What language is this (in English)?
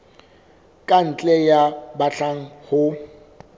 Southern Sotho